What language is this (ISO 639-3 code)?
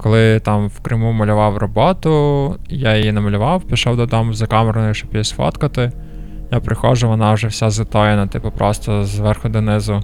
ukr